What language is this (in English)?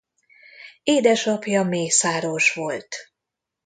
Hungarian